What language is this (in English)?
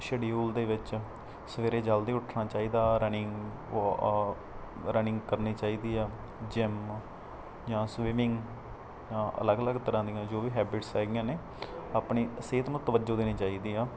Punjabi